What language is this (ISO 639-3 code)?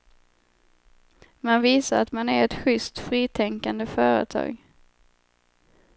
swe